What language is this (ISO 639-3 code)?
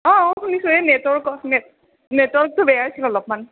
asm